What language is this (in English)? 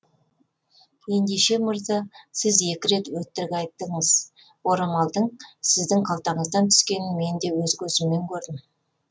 Kazakh